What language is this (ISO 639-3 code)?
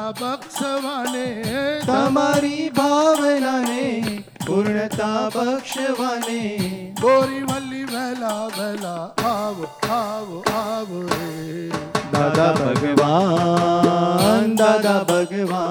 guj